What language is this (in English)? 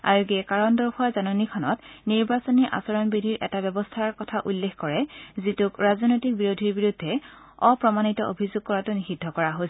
Assamese